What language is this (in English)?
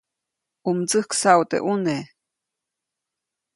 Copainalá Zoque